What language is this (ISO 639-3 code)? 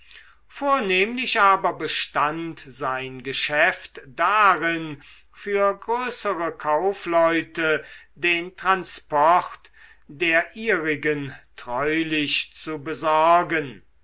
deu